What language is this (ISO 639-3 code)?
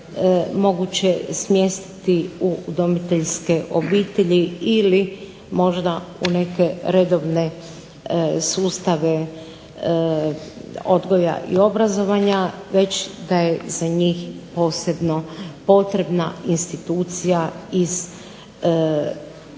hrv